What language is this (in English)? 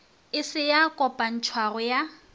Northern Sotho